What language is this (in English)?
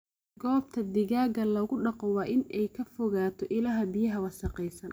Somali